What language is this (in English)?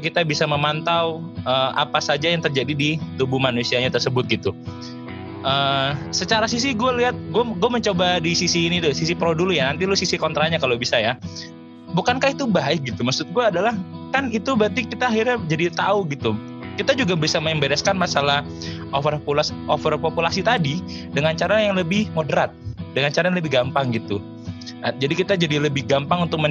Indonesian